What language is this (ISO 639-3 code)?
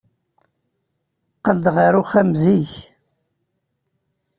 kab